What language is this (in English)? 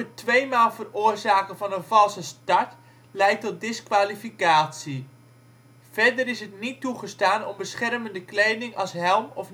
Dutch